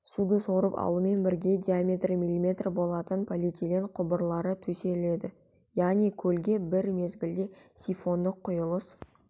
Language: Kazakh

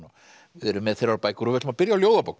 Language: Icelandic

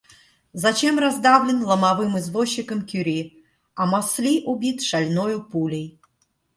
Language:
Russian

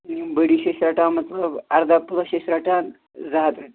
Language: Kashmiri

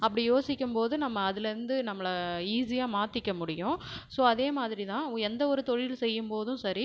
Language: Tamil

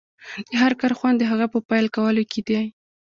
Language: Pashto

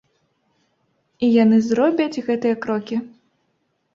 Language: Belarusian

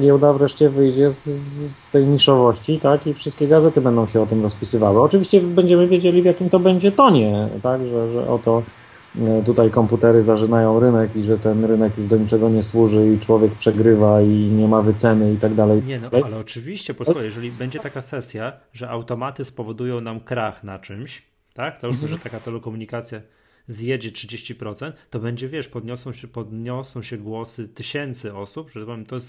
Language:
Polish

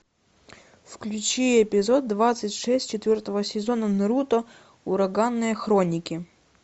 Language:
Russian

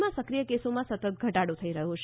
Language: Gujarati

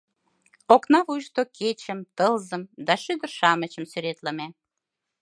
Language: Mari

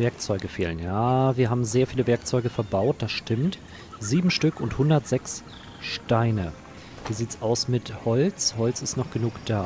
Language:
German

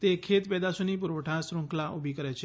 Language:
Gujarati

